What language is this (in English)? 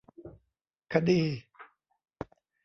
Thai